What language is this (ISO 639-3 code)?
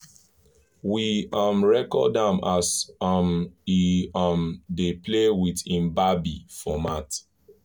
pcm